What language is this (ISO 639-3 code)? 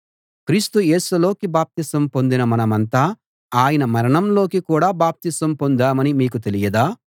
tel